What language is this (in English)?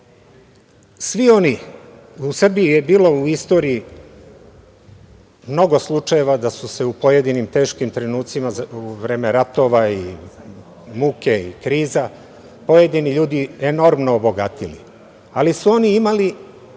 Serbian